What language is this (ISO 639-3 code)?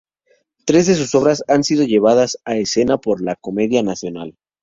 spa